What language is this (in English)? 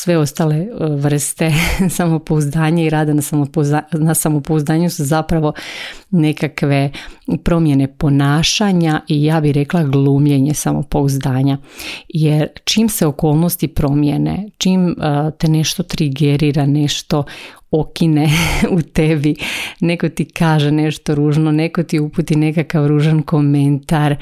Croatian